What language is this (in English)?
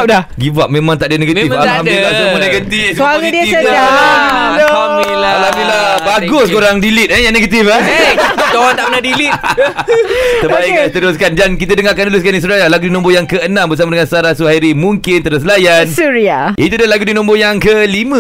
Malay